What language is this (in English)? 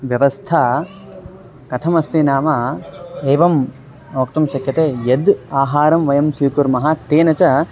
Sanskrit